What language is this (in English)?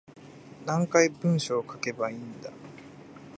Japanese